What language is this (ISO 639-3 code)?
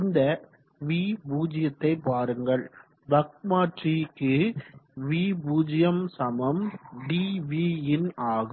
tam